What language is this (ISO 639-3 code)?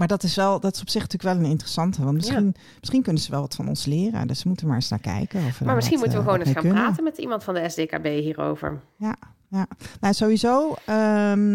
nld